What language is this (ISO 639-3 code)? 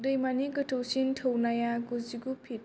brx